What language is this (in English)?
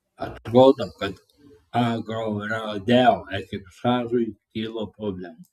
Lithuanian